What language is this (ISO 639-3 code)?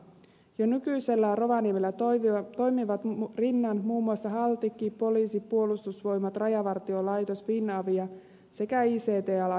fin